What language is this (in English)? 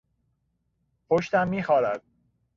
Persian